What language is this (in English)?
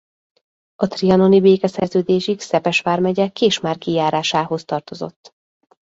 Hungarian